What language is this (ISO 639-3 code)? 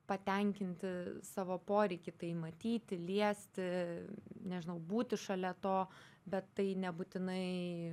lit